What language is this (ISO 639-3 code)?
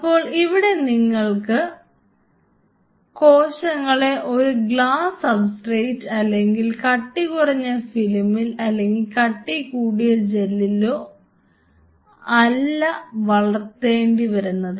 mal